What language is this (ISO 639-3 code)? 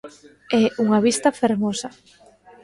glg